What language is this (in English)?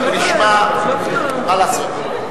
Hebrew